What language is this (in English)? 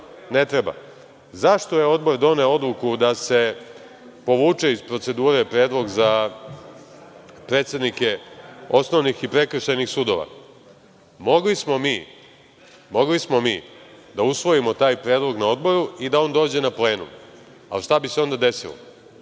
Serbian